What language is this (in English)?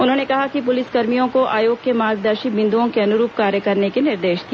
Hindi